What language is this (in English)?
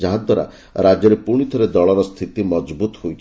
Odia